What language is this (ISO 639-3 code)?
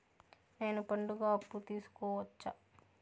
tel